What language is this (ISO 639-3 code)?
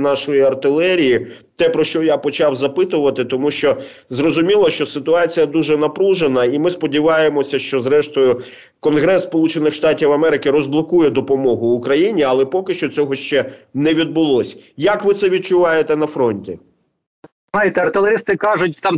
ukr